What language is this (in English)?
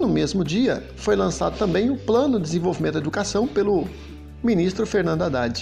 Portuguese